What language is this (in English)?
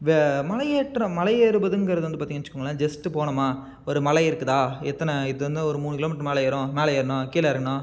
Tamil